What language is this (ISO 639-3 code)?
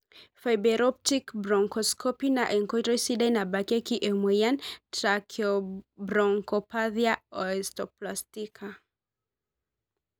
mas